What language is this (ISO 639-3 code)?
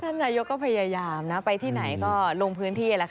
tha